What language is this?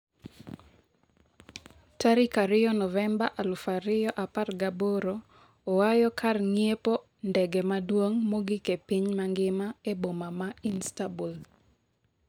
Luo (Kenya and Tanzania)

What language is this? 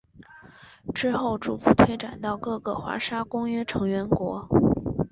Chinese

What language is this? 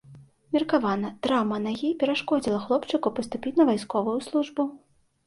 Belarusian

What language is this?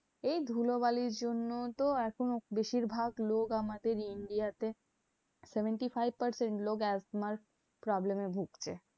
Bangla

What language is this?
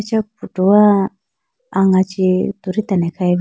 Idu-Mishmi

